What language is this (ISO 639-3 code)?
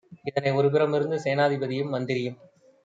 tam